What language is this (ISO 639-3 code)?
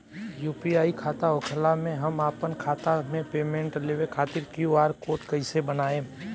bho